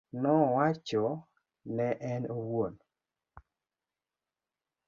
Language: Luo (Kenya and Tanzania)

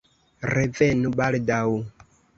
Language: Esperanto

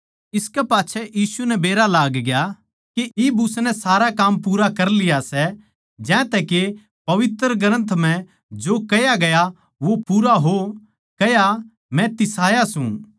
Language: Haryanvi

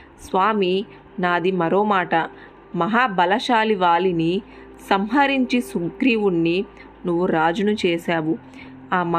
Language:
Telugu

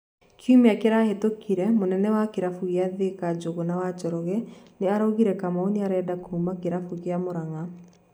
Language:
Kikuyu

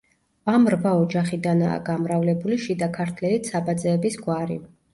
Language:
Georgian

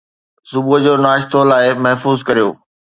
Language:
Sindhi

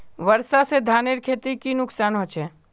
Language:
Magahi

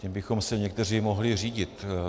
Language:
Czech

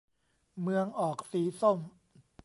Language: Thai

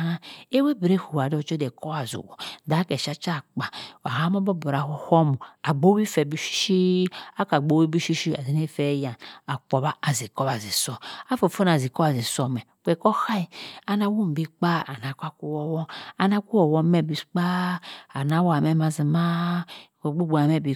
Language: Cross River Mbembe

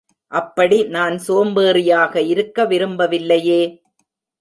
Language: Tamil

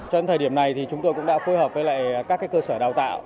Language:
Vietnamese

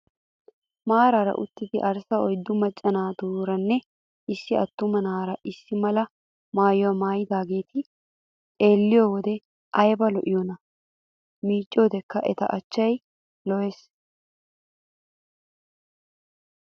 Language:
Wolaytta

